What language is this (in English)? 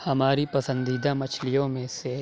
Urdu